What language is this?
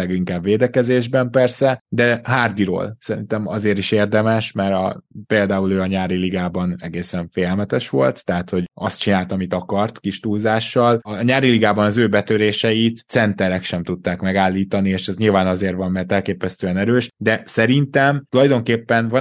Hungarian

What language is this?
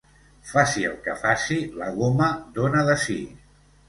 Catalan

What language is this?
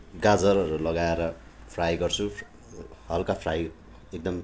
Nepali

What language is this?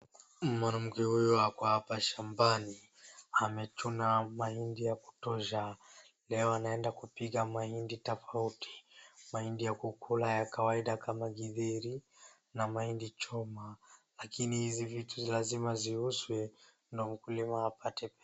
Swahili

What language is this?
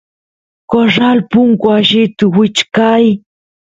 Santiago del Estero Quichua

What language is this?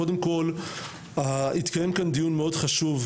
Hebrew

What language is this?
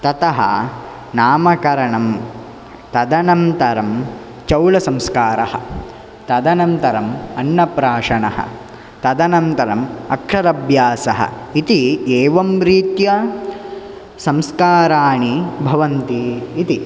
Sanskrit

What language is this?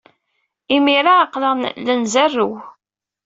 Kabyle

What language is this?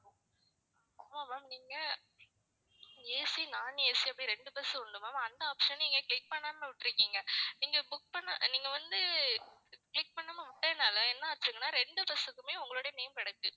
Tamil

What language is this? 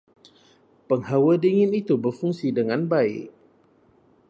Malay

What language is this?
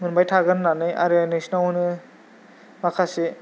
Bodo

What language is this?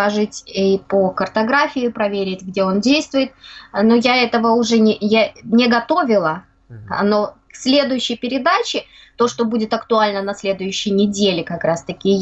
Russian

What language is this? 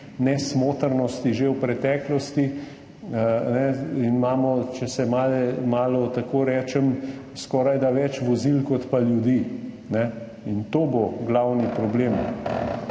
Slovenian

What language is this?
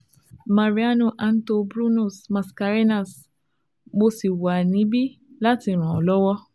Yoruba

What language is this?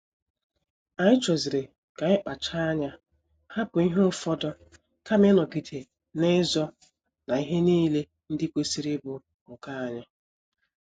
Igbo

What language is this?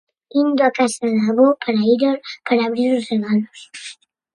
Galician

